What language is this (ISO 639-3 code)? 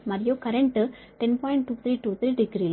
tel